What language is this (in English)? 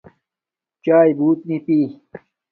Domaaki